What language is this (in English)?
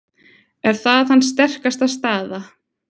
Icelandic